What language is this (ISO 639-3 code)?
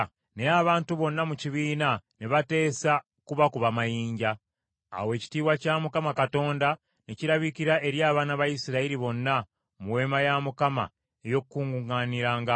lug